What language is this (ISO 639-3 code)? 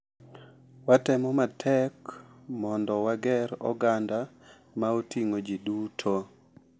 luo